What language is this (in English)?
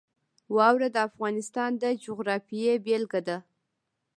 Pashto